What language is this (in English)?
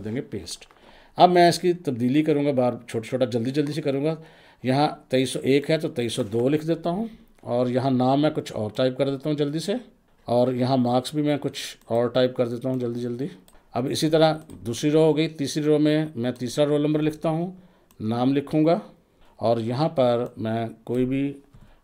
Hindi